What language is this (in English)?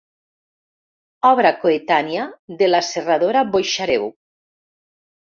Catalan